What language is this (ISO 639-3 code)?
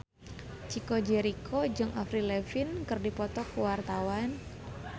sun